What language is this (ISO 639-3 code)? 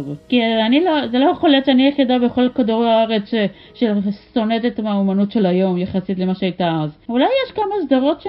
heb